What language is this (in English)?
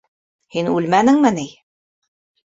Bashkir